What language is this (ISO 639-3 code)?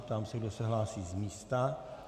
ces